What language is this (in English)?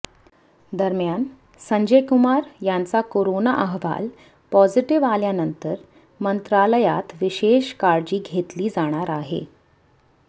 Marathi